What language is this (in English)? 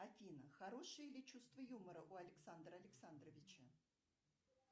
Russian